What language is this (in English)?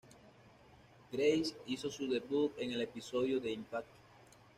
Spanish